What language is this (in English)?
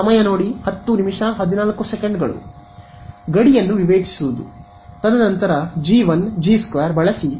Kannada